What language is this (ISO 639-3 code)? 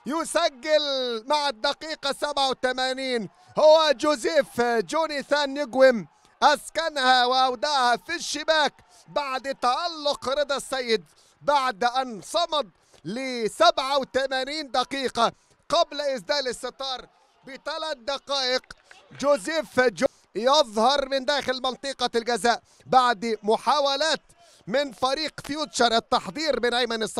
ara